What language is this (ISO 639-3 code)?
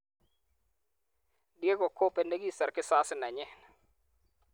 kln